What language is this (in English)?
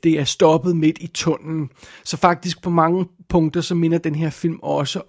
Danish